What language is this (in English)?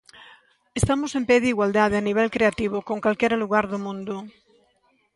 Galician